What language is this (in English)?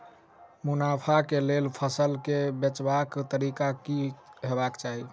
Maithili